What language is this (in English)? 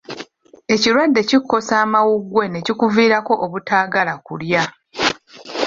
Ganda